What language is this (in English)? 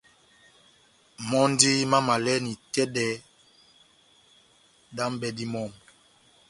Batanga